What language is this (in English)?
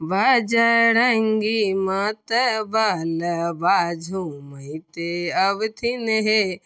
Maithili